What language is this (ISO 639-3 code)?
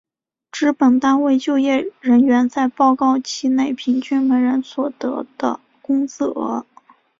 zho